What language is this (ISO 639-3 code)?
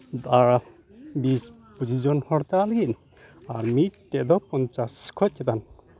sat